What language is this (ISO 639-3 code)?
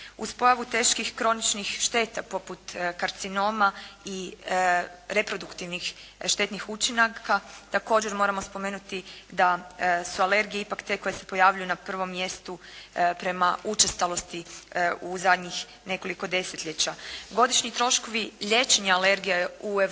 hrv